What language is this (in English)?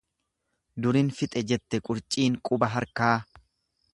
Oromo